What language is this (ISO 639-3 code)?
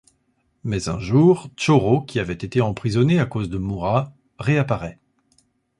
fra